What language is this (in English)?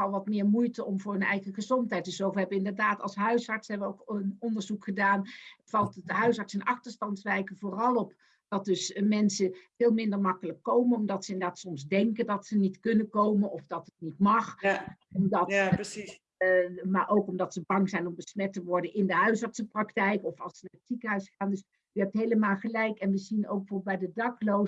Dutch